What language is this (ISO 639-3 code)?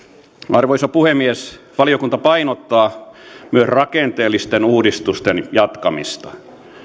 fin